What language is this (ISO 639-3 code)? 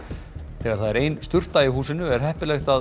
isl